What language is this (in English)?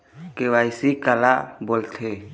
Chhattisgarhi